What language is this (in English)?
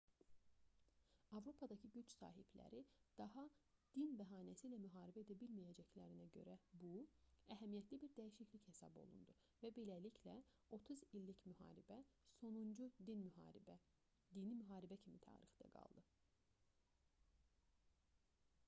Azerbaijani